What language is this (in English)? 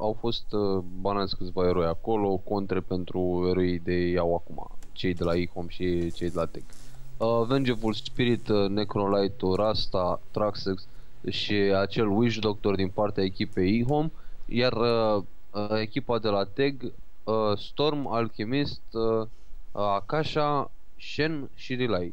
Romanian